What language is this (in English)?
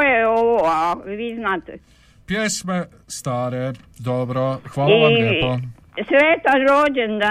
Croatian